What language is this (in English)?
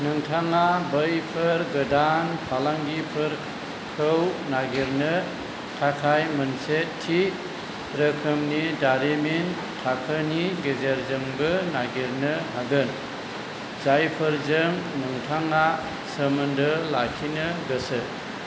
Bodo